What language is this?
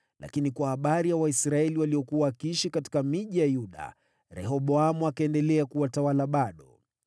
Swahili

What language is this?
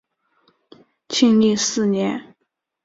Chinese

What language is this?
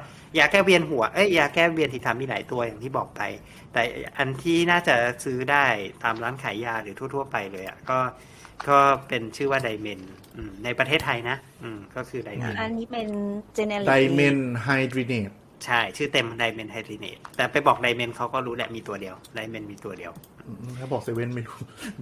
Thai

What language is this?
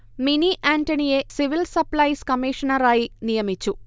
Malayalam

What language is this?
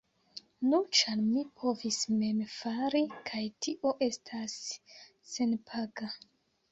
Esperanto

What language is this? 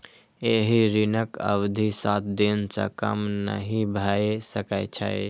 Maithili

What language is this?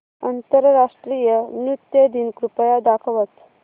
Marathi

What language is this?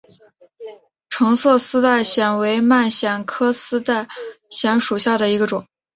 Chinese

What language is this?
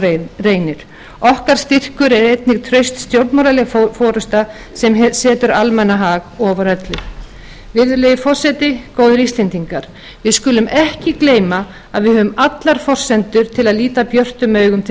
Icelandic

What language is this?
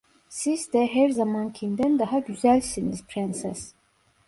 Turkish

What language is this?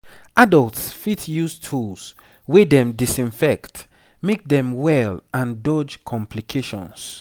Nigerian Pidgin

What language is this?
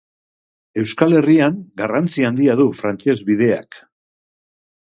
Basque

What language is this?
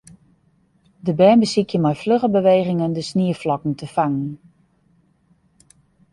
Western Frisian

